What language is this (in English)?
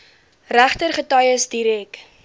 Afrikaans